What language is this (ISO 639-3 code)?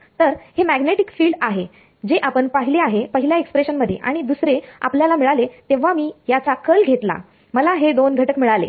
mar